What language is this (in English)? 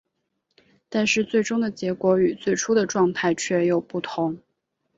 Chinese